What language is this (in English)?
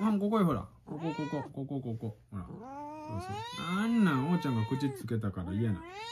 Japanese